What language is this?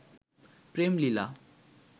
Bangla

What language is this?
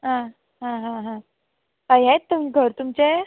Konkani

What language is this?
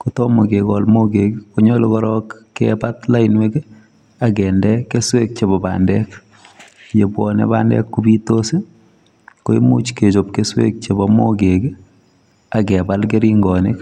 Kalenjin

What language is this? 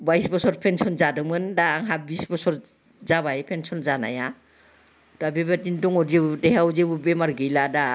Bodo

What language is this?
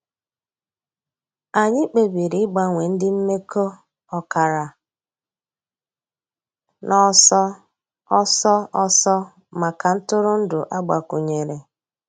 Igbo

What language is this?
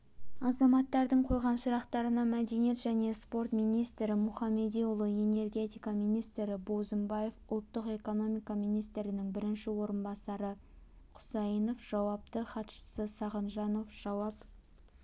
Kazakh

